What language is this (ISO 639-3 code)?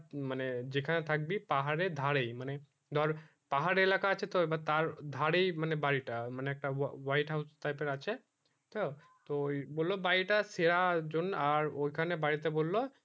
ben